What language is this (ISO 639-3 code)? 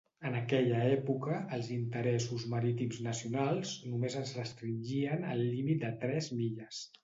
cat